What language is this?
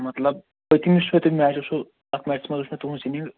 Kashmiri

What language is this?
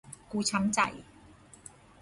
Thai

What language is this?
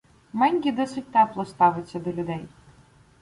Ukrainian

